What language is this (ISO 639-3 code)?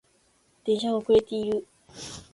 jpn